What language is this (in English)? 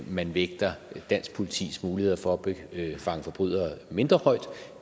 Danish